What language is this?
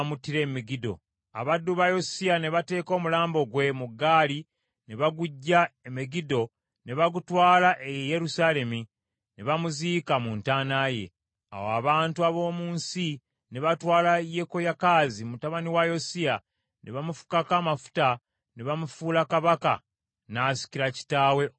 Ganda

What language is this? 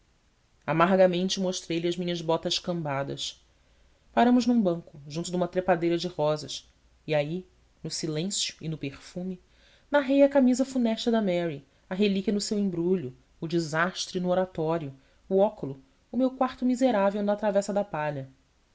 Portuguese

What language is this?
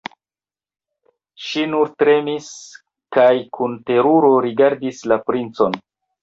Esperanto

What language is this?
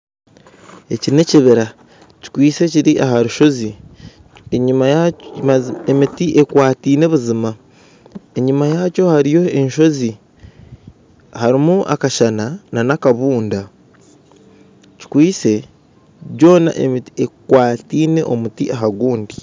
Nyankole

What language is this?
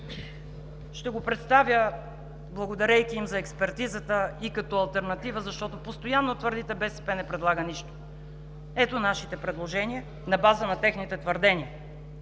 Bulgarian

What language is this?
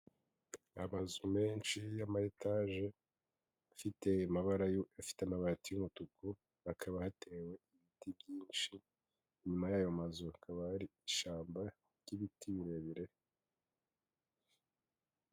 Kinyarwanda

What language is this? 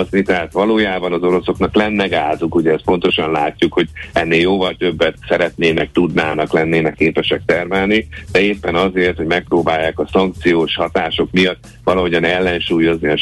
Hungarian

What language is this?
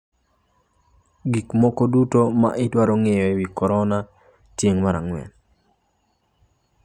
Luo (Kenya and Tanzania)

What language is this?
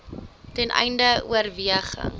Afrikaans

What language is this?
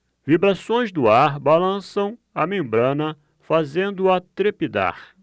Portuguese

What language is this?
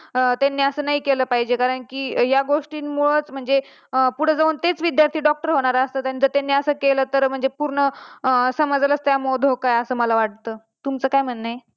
Marathi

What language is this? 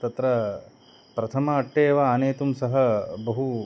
Sanskrit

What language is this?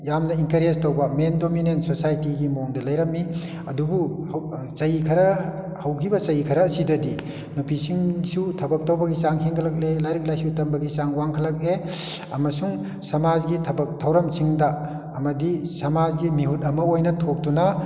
Manipuri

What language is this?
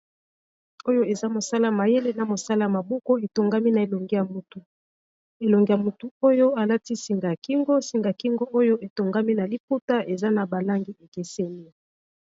Lingala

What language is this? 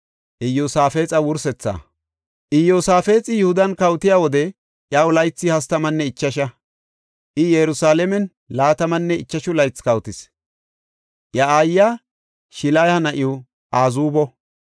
Gofa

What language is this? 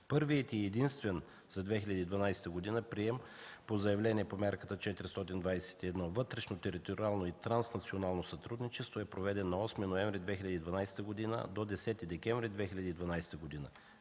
Bulgarian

